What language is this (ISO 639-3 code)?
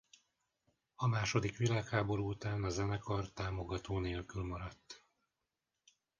hun